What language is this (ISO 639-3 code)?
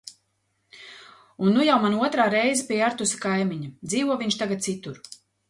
lav